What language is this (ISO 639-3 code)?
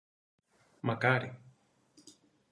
ell